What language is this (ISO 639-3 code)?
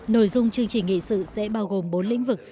vie